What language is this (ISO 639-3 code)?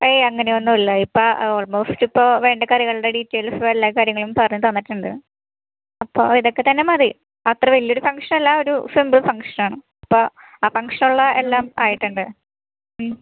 mal